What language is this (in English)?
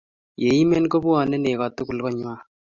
Kalenjin